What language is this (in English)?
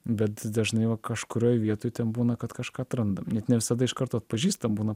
Lithuanian